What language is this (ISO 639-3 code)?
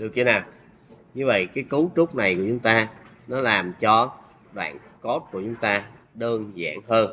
vie